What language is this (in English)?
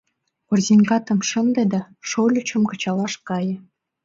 Mari